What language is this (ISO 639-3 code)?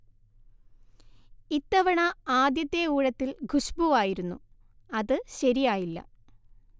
mal